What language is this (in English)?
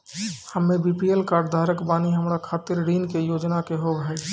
Maithili